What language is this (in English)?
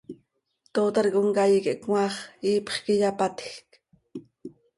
Seri